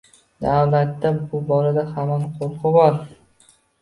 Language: Uzbek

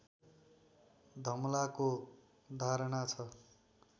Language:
Nepali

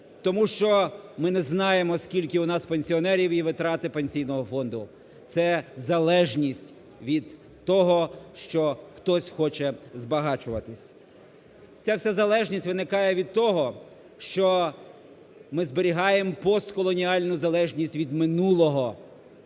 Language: Ukrainian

